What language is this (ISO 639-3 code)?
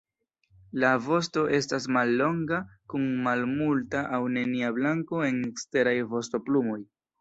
epo